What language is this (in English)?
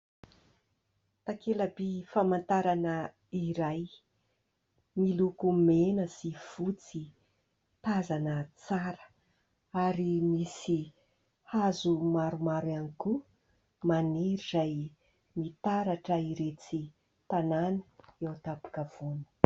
Malagasy